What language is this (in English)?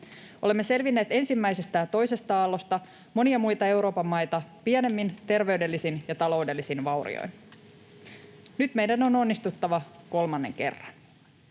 Finnish